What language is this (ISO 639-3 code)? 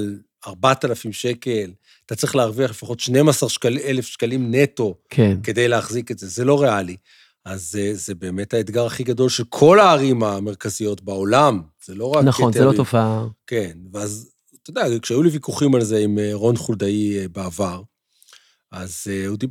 heb